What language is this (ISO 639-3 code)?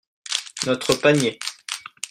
fra